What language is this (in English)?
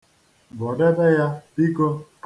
Igbo